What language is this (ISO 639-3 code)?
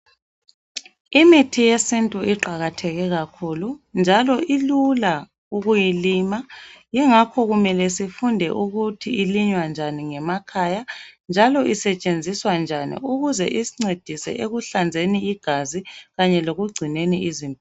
nde